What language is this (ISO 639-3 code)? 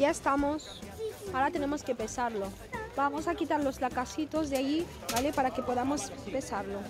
spa